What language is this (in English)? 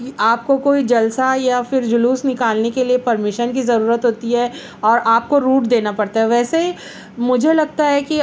Urdu